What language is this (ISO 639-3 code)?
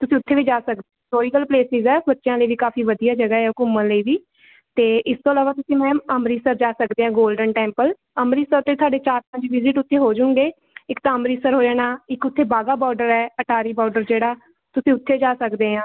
pan